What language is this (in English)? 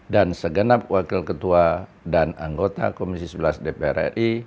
Indonesian